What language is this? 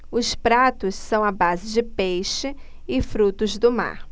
Portuguese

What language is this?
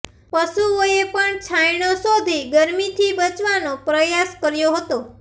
Gujarati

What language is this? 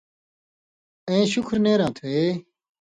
Indus Kohistani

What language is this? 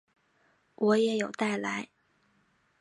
Chinese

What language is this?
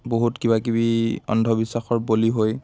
Assamese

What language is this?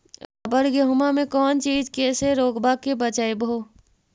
Magahi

